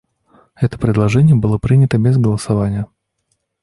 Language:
Russian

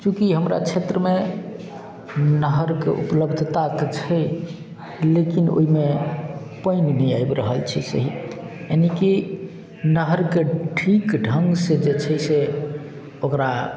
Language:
Maithili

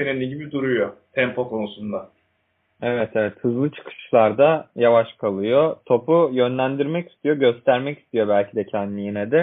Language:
Turkish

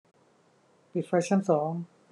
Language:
Thai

